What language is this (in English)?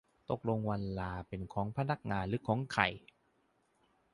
Thai